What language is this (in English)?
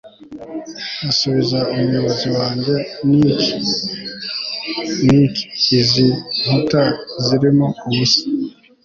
Kinyarwanda